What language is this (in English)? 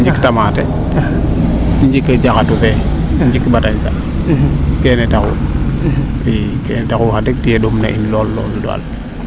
Serer